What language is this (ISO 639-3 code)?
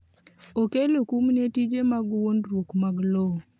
luo